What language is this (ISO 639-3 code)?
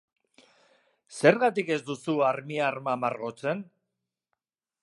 eus